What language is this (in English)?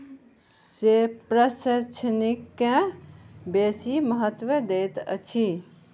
Maithili